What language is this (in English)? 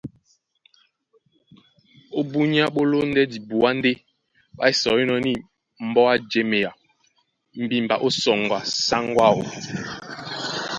Duala